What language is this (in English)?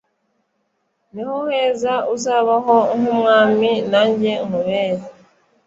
Kinyarwanda